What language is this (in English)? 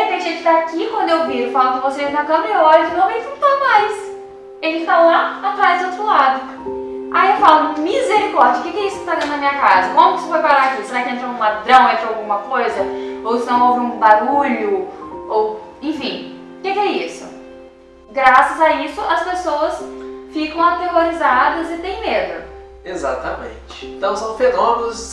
Portuguese